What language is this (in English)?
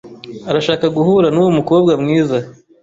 Kinyarwanda